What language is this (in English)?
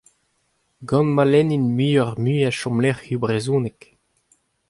Breton